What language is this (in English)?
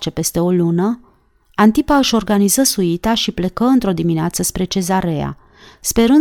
Romanian